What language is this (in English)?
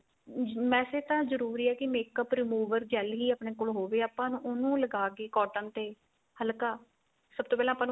Punjabi